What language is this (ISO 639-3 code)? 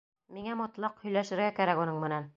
bak